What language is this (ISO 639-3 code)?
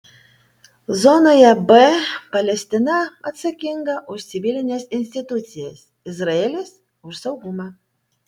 lit